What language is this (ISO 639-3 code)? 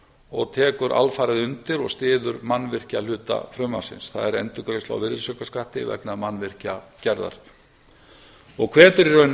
isl